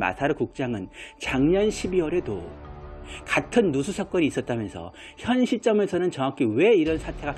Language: Korean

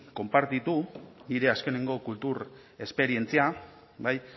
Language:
Basque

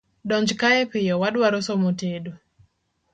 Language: Luo (Kenya and Tanzania)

